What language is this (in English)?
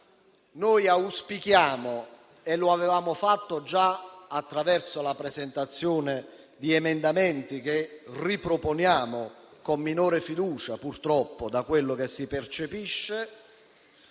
Italian